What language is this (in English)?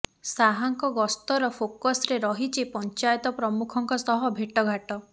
Odia